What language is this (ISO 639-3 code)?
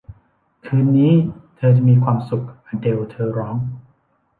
tha